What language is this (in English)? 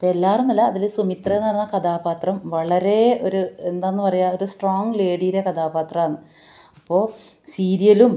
Malayalam